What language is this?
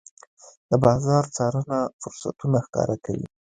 Pashto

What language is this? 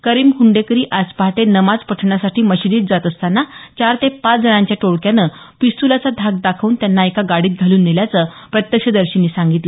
Marathi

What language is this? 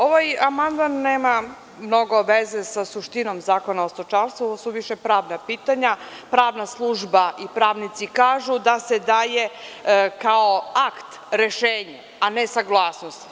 Serbian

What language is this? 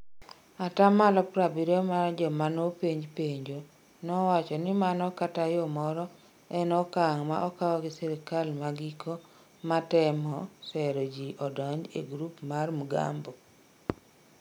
Luo (Kenya and Tanzania)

